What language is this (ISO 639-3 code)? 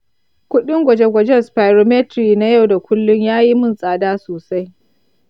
hau